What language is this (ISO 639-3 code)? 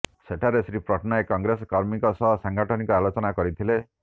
ori